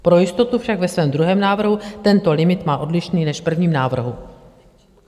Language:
Czech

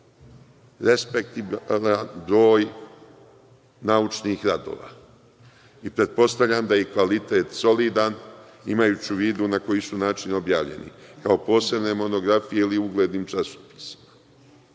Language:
Serbian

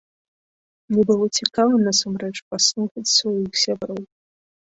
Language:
Belarusian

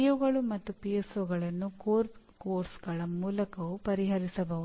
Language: Kannada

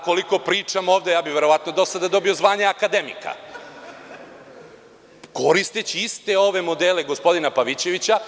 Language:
Serbian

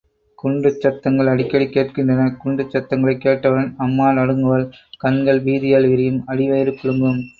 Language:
Tamil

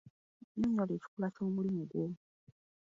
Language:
Ganda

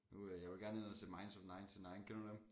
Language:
Danish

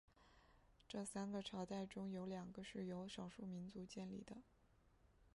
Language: Chinese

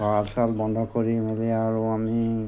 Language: Assamese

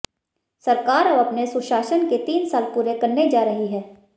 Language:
Hindi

